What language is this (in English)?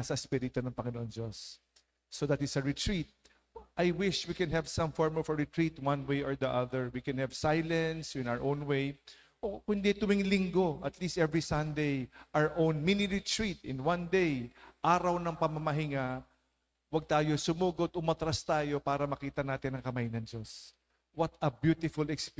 Filipino